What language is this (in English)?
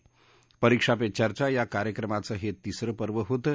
Marathi